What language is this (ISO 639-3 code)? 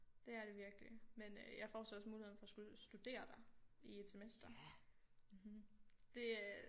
dan